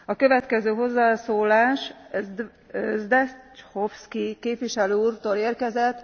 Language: Hungarian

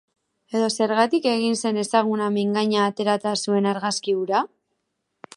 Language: Basque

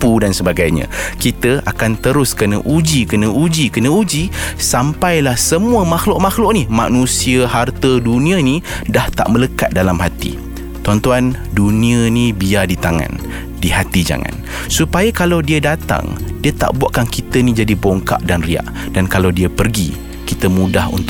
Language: Malay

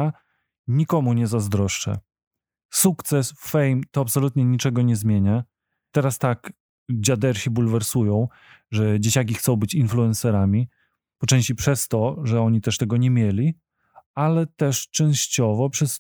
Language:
Polish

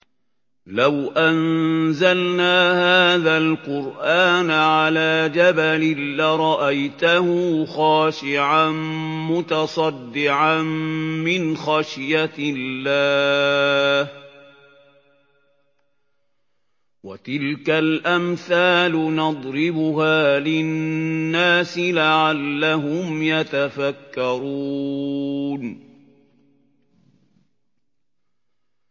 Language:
Arabic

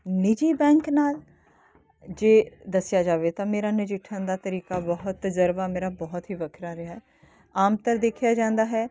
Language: Punjabi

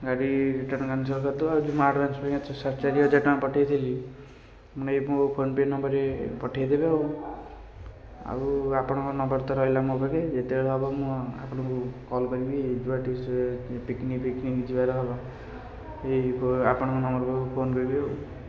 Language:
Odia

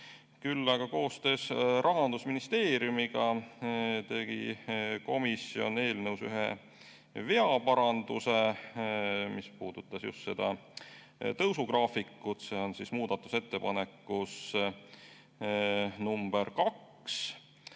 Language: Estonian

